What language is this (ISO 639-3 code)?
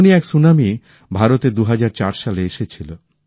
ben